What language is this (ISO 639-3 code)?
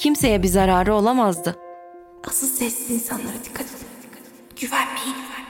tur